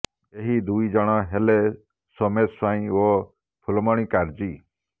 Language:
Odia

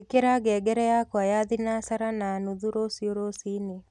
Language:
Kikuyu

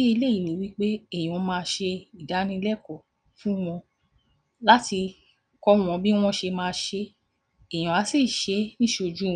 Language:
Yoruba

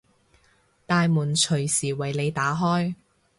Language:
Cantonese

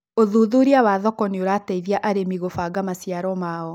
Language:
Kikuyu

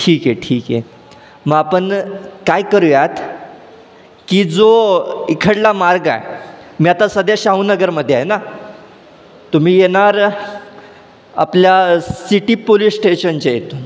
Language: Marathi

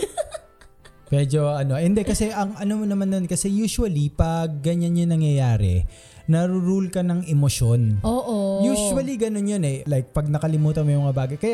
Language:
Filipino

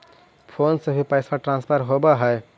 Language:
Magahi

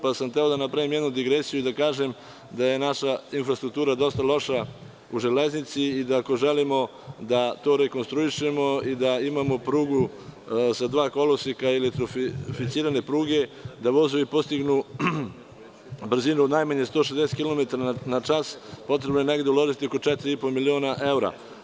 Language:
Serbian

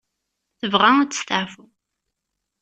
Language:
Kabyle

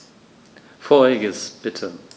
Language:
German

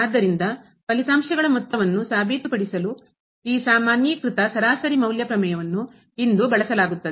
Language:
Kannada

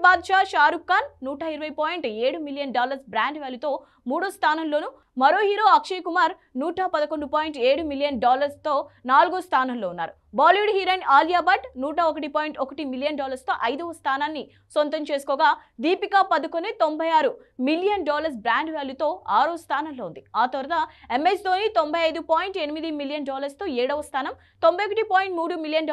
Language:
Telugu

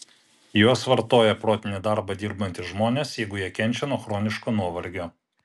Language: Lithuanian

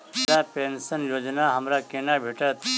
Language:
Maithili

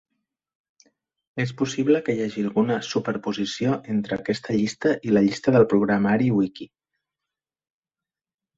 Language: Catalan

